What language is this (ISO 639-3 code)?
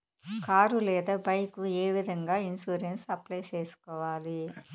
tel